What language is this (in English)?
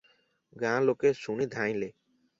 Odia